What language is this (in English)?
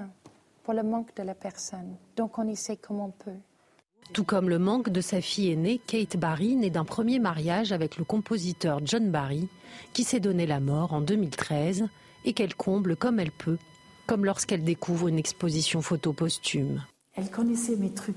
French